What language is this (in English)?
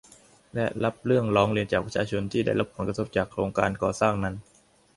Thai